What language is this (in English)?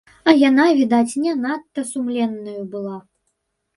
Belarusian